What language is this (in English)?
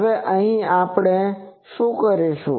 Gujarati